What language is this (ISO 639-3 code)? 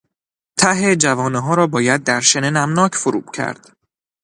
fas